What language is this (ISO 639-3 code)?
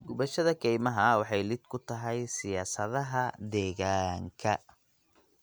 som